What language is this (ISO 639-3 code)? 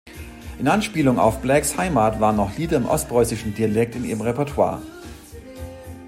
deu